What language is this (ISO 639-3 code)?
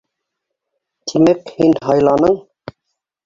bak